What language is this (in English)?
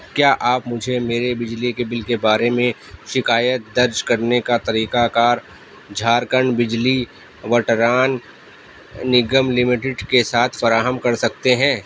Urdu